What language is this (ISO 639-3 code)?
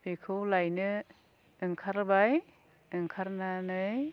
brx